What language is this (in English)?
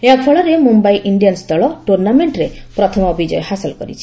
Odia